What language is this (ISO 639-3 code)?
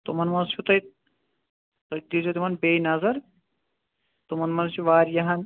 kas